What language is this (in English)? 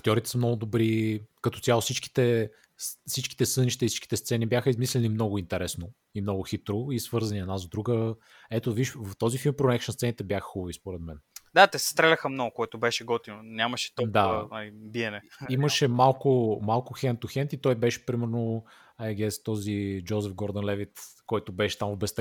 Bulgarian